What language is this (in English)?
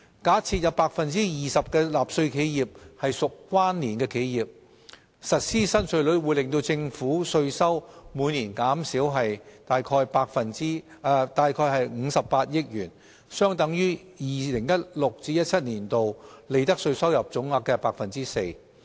Cantonese